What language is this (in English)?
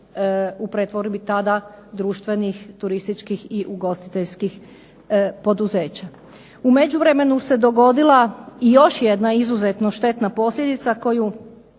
Croatian